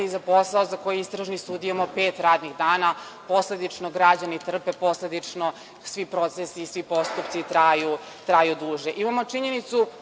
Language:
Serbian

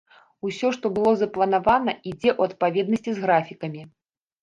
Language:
Belarusian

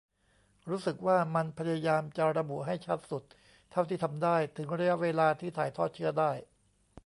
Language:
Thai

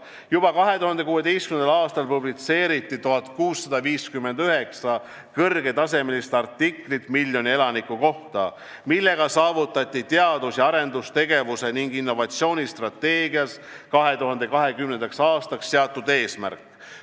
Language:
Estonian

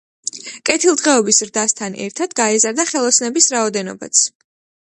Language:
Georgian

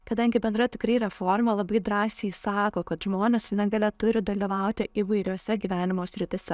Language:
Lithuanian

